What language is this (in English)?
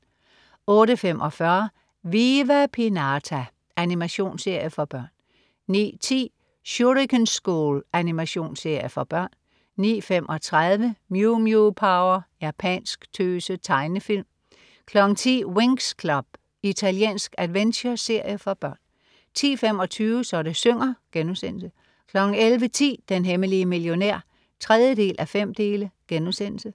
Danish